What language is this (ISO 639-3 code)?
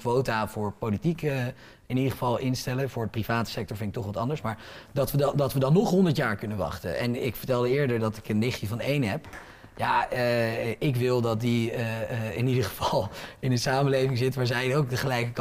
nld